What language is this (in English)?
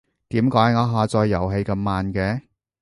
Cantonese